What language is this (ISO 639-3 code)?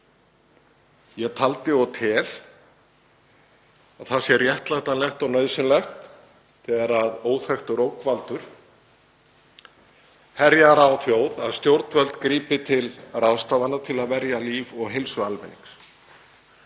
isl